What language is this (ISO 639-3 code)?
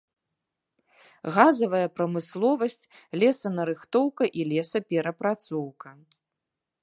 bel